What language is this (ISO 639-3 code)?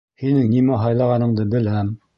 bak